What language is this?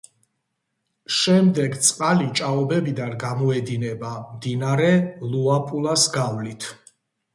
Georgian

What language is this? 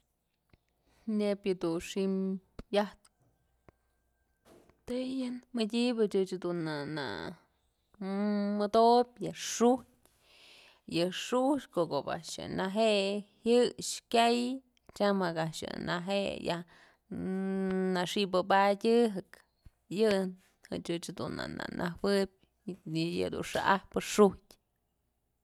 Mazatlán Mixe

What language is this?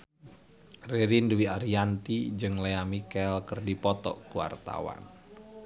Sundanese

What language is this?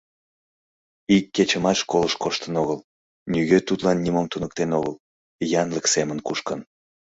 Mari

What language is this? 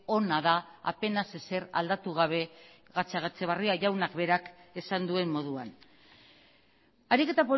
Basque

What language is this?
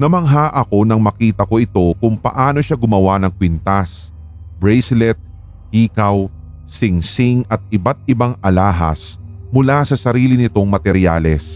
Filipino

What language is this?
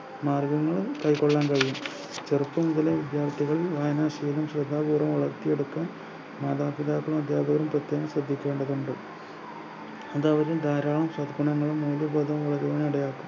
Malayalam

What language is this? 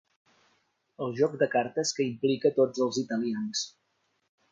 Catalan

